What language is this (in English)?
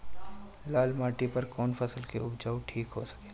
Bhojpuri